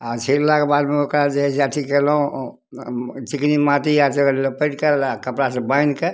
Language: Maithili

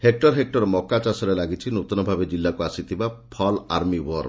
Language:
Odia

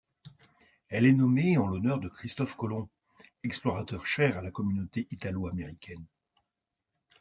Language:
French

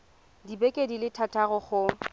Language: Tswana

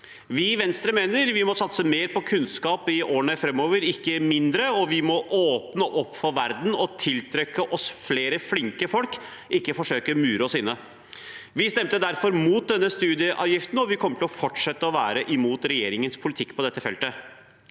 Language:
Norwegian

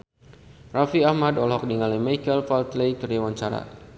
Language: Sundanese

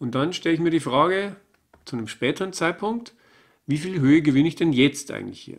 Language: German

